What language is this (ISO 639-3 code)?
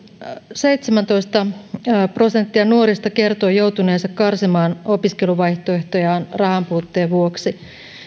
fin